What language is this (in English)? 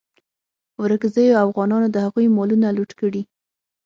Pashto